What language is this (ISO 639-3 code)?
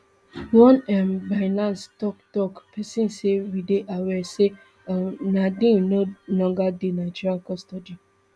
pcm